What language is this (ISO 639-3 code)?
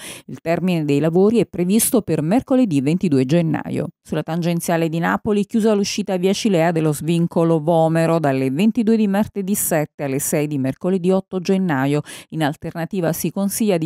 ita